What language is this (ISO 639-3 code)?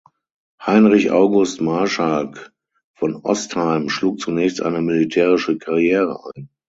deu